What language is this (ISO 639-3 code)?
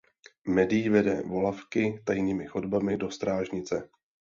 ces